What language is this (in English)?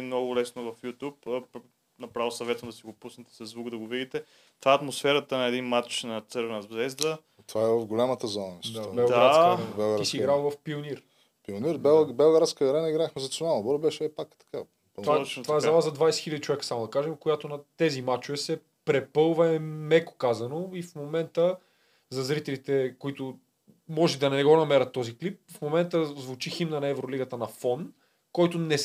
Bulgarian